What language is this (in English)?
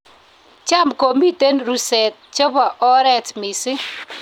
Kalenjin